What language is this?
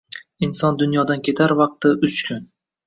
Uzbek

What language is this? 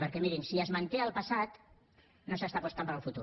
Catalan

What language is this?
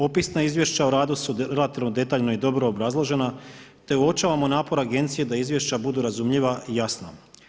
Croatian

